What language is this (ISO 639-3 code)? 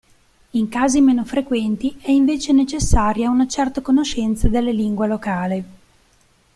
ita